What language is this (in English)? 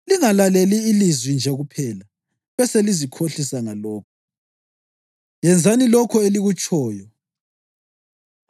North Ndebele